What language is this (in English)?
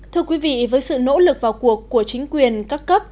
Vietnamese